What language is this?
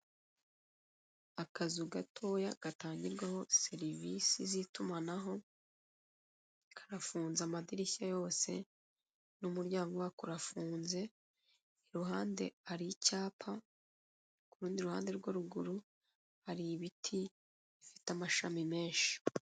Kinyarwanda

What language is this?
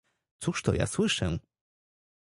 Polish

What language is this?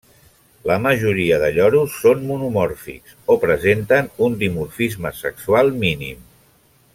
Catalan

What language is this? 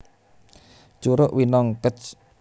Javanese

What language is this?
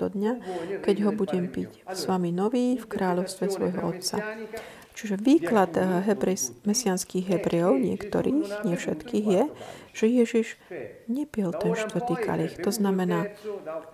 Slovak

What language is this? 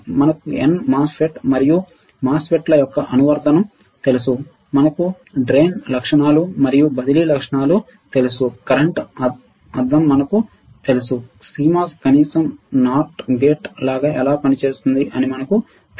Telugu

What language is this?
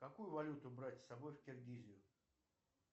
Russian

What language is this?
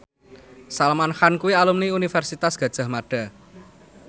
Javanese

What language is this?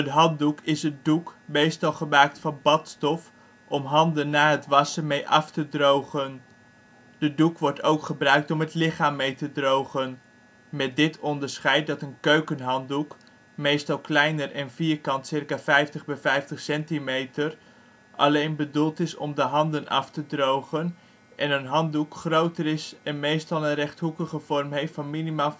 Dutch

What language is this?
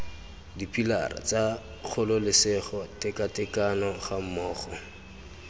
Tswana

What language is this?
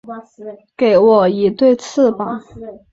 Chinese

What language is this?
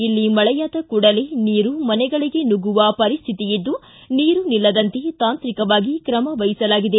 Kannada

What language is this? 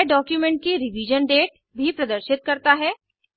Hindi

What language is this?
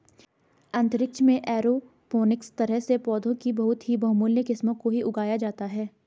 Hindi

